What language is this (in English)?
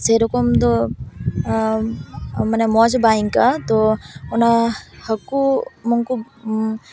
Santali